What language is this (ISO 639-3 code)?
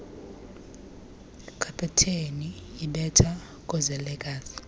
xho